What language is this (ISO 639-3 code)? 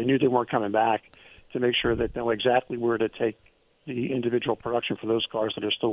eng